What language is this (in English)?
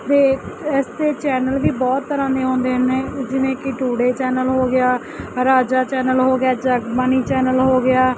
Punjabi